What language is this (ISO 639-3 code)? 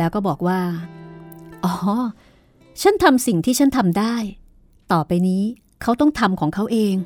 tha